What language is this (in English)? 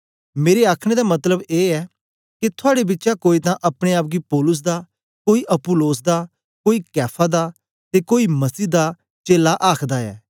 Dogri